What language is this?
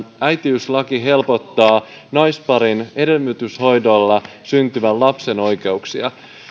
Finnish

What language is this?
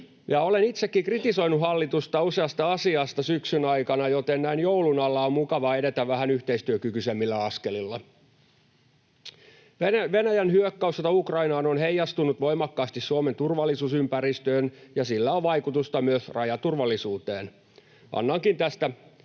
Finnish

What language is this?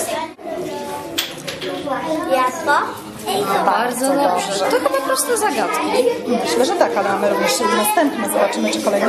Polish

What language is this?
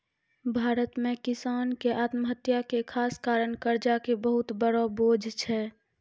Maithili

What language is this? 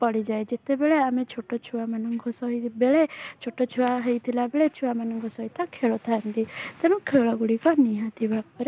Odia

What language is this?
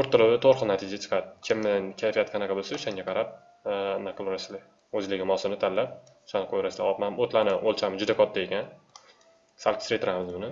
Turkish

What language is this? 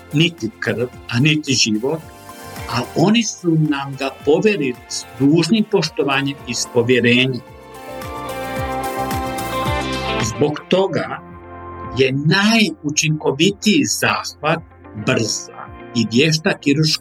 Croatian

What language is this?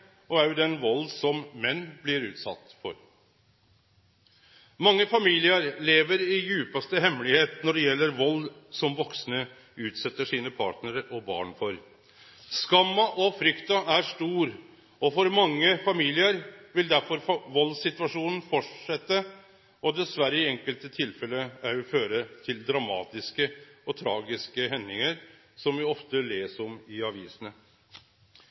Norwegian Nynorsk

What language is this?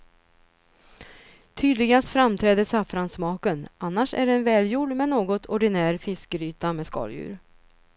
Swedish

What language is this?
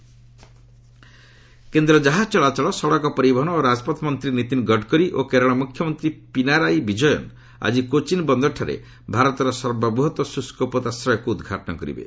Odia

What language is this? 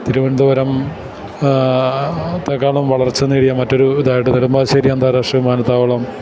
Malayalam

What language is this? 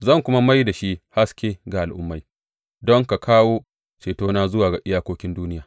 Hausa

